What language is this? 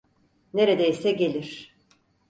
Turkish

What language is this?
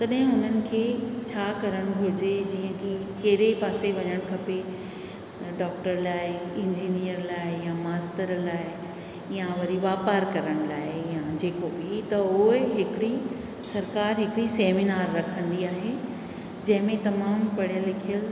Sindhi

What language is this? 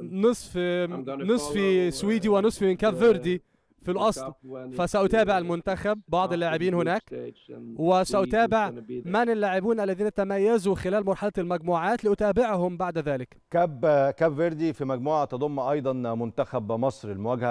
Arabic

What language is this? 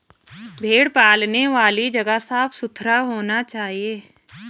Hindi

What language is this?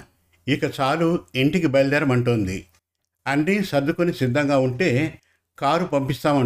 Telugu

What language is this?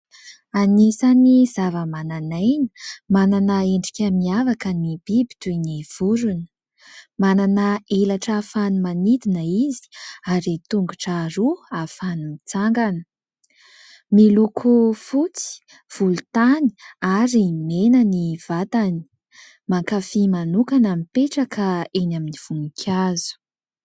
Malagasy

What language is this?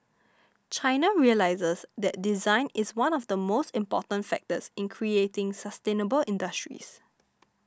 English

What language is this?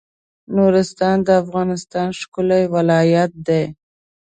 Pashto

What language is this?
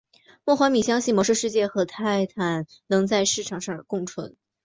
Chinese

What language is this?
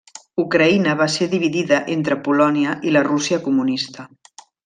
Catalan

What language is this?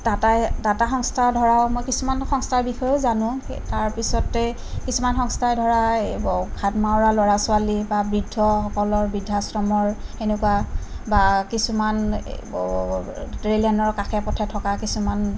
Assamese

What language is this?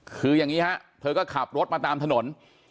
Thai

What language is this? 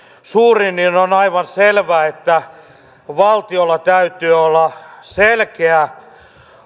Finnish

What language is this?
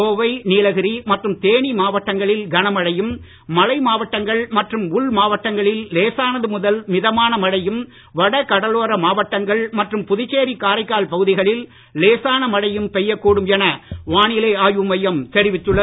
Tamil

